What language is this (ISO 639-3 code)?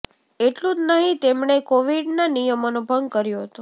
guj